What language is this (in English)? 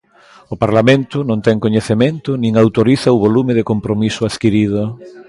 Galician